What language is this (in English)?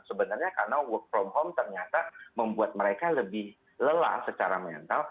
Indonesian